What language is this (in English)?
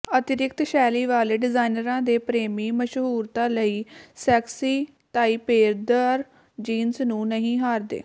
Punjabi